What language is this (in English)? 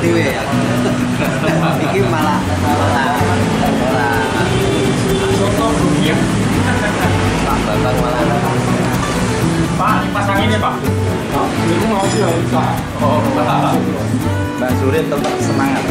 Indonesian